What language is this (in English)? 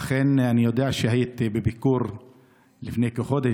Hebrew